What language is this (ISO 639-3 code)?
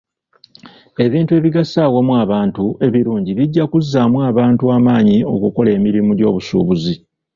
lug